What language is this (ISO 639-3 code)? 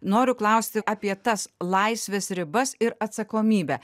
lit